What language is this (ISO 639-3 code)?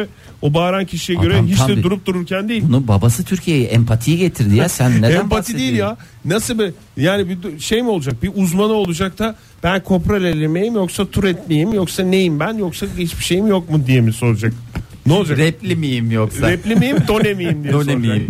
tur